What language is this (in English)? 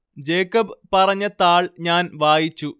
Malayalam